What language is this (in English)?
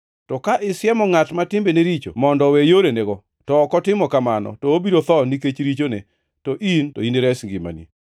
Luo (Kenya and Tanzania)